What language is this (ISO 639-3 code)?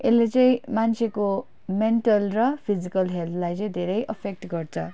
nep